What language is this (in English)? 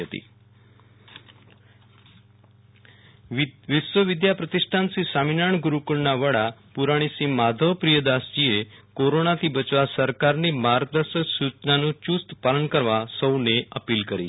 Gujarati